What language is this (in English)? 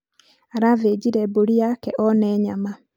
Kikuyu